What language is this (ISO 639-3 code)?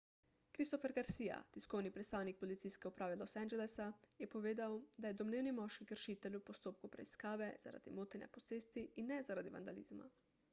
slv